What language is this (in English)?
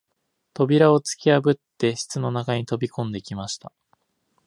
Japanese